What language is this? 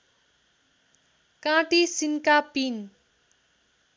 Nepali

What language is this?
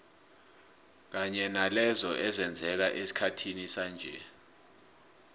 South Ndebele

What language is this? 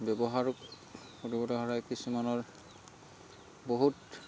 Assamese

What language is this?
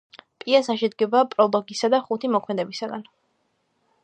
Georgian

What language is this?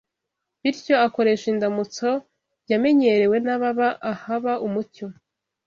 Kinyarwanda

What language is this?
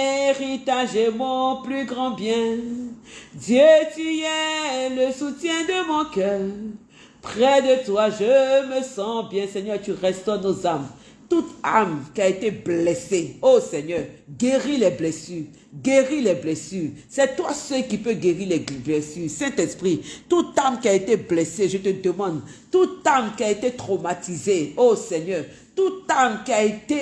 French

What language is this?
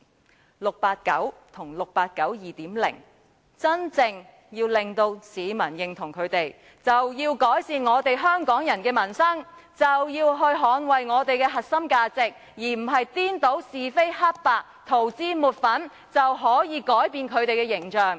Cantonese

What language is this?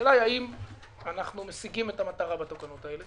Hebrew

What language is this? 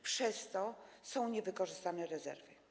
Polish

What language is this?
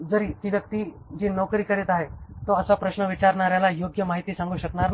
Marathi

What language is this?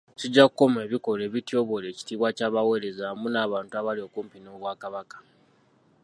Ganda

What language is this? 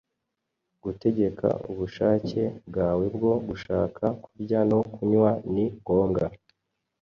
Kinyarwanda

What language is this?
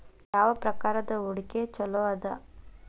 Kannada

